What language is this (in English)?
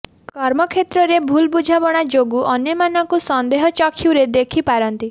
Odia